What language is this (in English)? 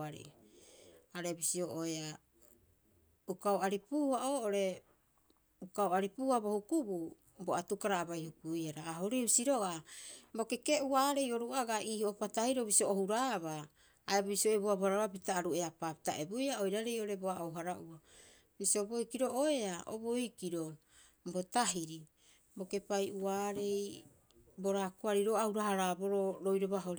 Rapoisi